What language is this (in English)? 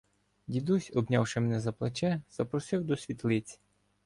Ukrainian